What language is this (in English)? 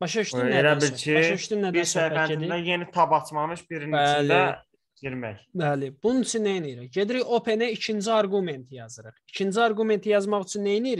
Turkish